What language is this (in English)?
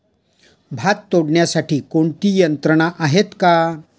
Marathi